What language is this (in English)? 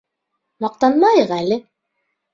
Bashkir